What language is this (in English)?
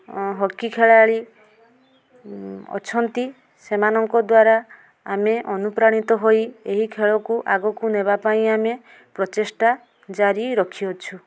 Odia